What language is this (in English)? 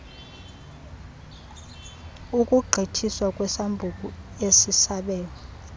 Xhosa